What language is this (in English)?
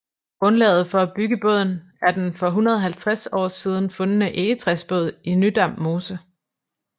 Danish